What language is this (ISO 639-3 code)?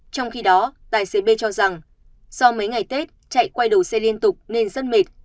vie